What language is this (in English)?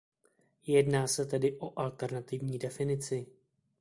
Czech